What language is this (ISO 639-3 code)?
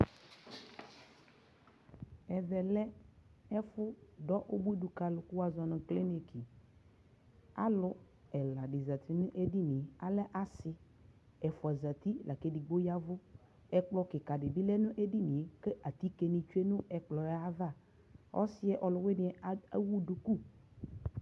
kpo